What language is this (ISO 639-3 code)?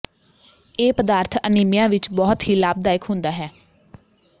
pan